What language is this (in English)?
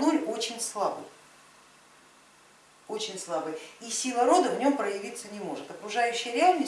Russian